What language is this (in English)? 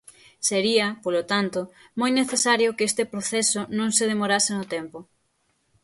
Galician